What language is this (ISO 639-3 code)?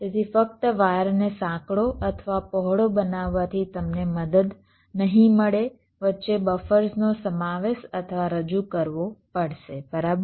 guj